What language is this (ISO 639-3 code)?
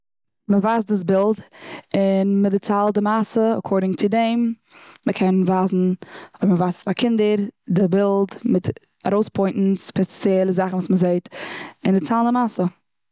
yid